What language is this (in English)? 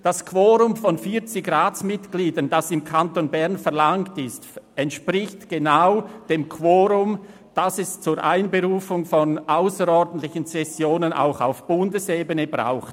Swiss German